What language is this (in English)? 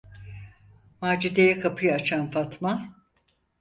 Turkish